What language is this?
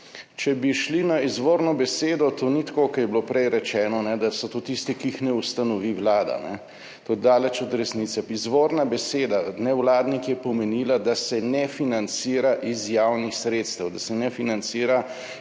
Slovenian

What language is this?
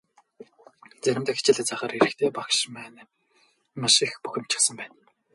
Mongolian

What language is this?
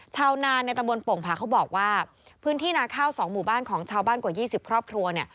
Thai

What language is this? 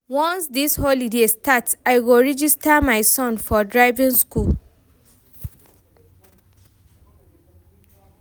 Nigerian Pidgin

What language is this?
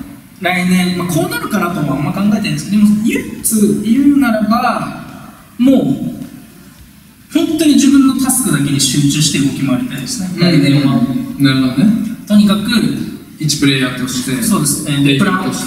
Japanese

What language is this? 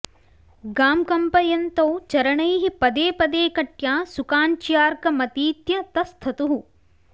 Sanskrit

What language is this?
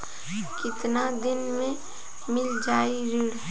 Bhojpuri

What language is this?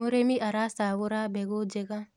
Kikuyu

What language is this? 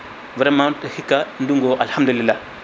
Fula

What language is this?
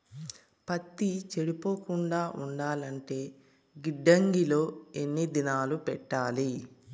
Telugu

